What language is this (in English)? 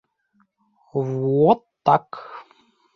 Bashkir